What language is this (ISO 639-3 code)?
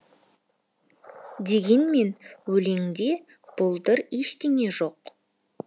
kaz